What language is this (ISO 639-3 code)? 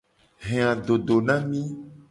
gej